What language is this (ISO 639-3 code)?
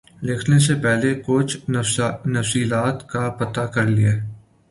urd